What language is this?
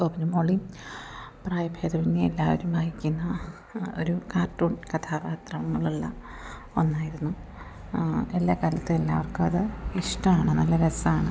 Malayalam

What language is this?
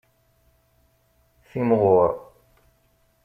Kabyle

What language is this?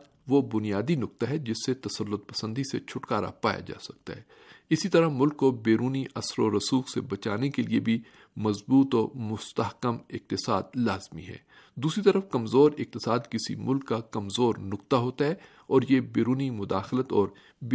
Urdu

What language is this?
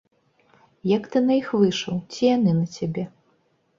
Belarusian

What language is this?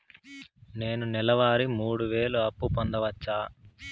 Telugu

